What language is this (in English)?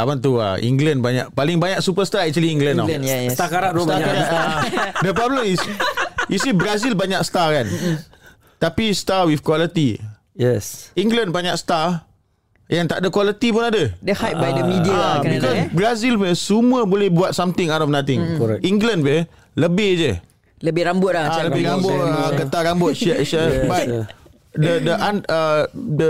Malay